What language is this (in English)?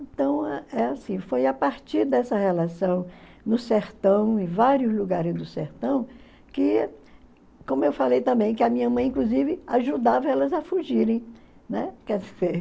Portuguese